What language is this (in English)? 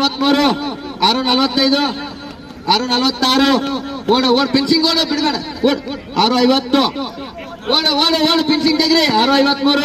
Kannada